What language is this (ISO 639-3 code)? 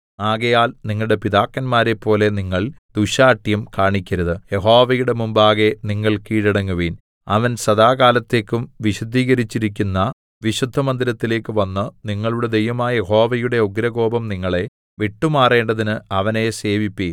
mal